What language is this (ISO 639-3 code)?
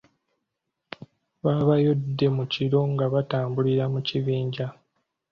lug